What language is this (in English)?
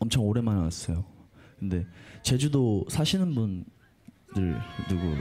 Korean